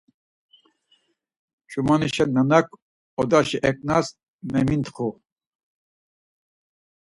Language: Laz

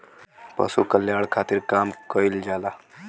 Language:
Bhojpuri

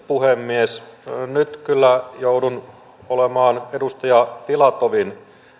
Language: Finnish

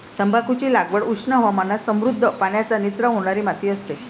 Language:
Marathi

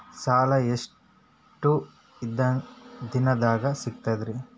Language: Kannada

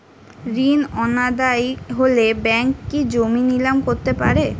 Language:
Bangla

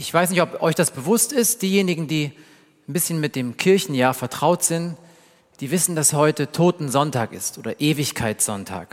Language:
German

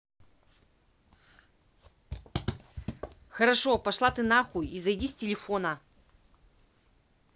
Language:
Russian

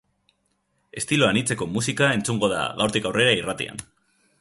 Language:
Basque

